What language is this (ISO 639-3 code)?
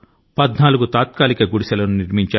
tel